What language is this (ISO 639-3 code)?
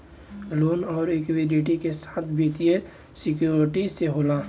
bho